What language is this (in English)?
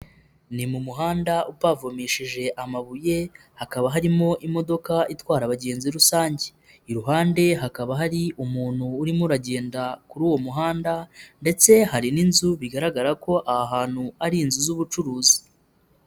Kinyarwanda